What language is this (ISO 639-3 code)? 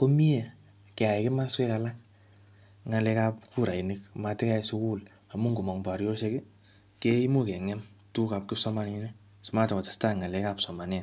kln